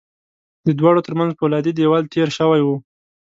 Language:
Pashto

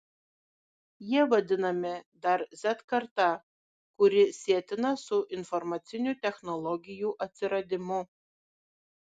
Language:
Lithuanian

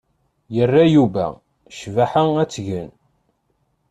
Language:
Kabyle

